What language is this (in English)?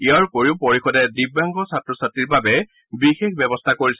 Assamese